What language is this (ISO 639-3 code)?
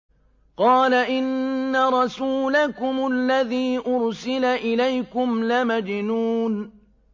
ara